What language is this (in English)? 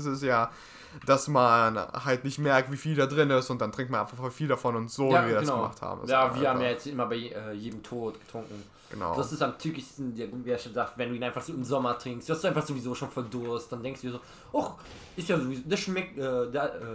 German